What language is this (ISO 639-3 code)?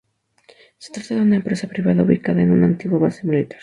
spa